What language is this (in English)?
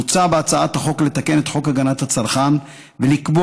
Hebrew